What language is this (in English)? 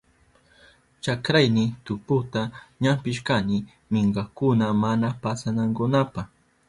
Southern Pastaza Quechua